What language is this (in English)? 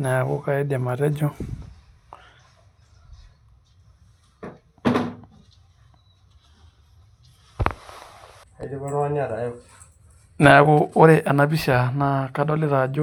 Masai